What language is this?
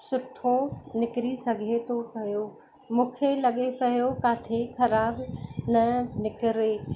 Sindhi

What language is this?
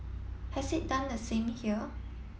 English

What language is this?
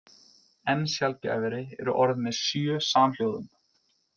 Icelandic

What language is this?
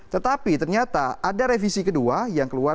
Indonesian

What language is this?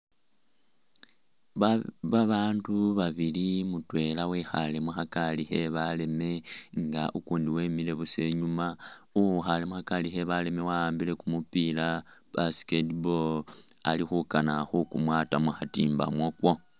Masaaba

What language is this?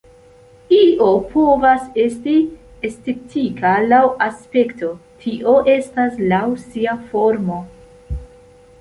Esperanto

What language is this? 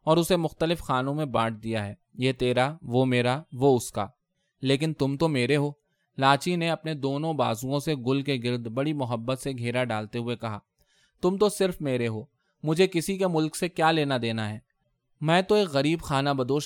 Urdu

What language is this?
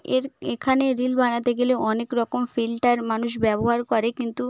Bangla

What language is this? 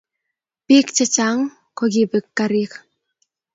Kalenjin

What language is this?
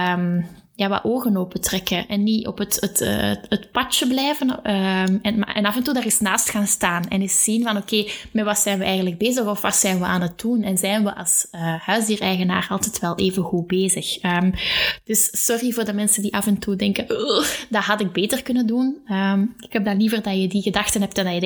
Dutch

